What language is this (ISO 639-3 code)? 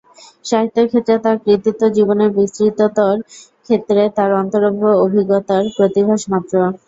ben